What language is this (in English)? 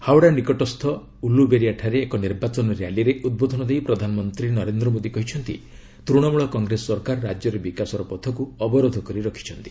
Odia